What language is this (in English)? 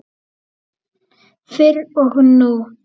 Icelandic